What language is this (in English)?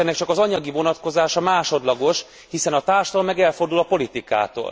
Hungarian